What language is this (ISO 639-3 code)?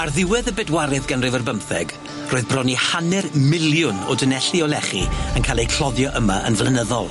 cym